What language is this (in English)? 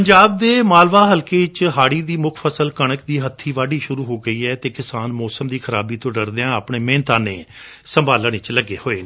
Punjabi